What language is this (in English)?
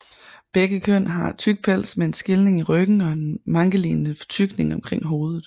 Danish